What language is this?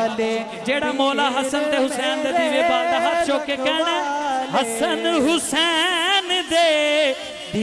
Urdu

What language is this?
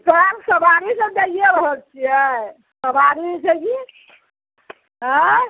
Maithili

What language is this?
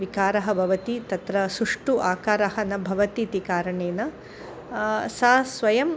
Sanskrit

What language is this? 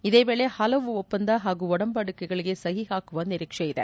Kannada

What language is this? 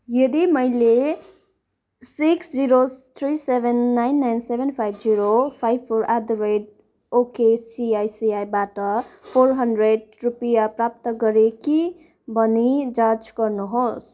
Nepali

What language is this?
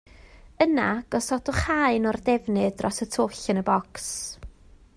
Welsh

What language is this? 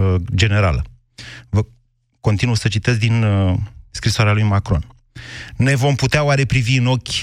Romanian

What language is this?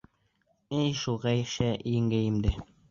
Bashkir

